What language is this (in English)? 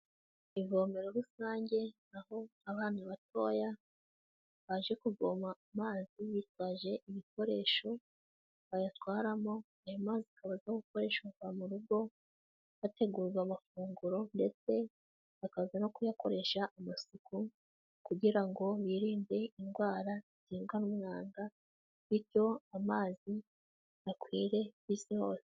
Kinyarwanda